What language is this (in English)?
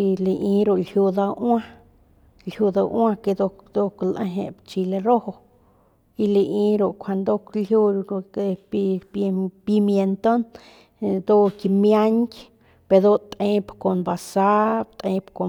Northern Pame